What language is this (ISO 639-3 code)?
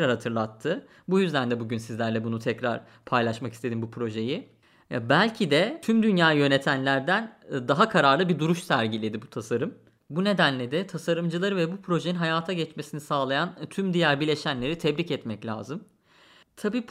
tur